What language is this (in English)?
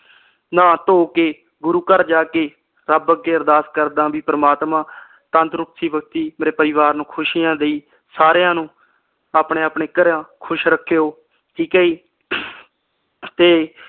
Punjabi